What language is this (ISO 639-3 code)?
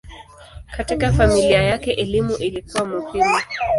swa